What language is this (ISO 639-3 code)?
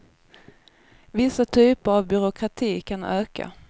swe